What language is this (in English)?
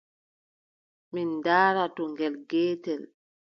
Adamawa Fulfulde